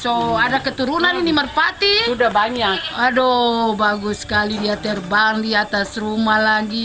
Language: Indonesian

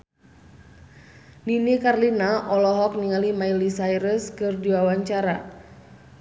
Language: Sundanese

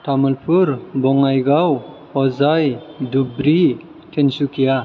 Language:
Bodo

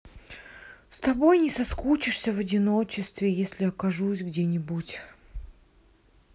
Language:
Russian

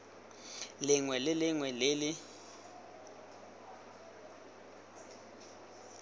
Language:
Tswana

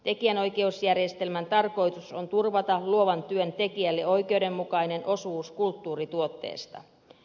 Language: Finnish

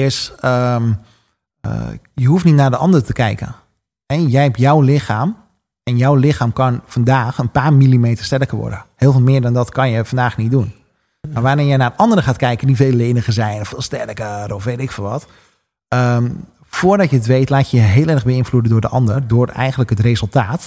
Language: Dutch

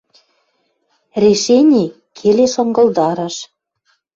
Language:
Western Mari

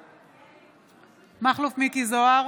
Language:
Hebrew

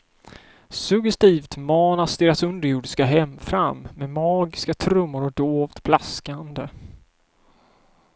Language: Swedish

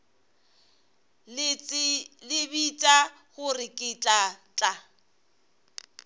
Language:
Northern Sotho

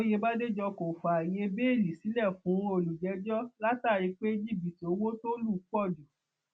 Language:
Yoruba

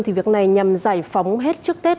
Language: Vietnamese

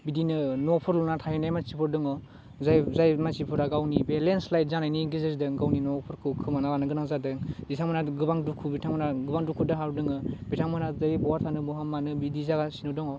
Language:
Bodo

